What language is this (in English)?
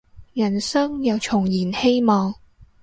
Cantonese